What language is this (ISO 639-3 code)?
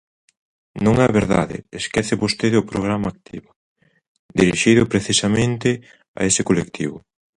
glg